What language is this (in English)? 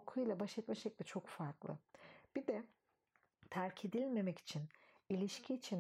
Turkish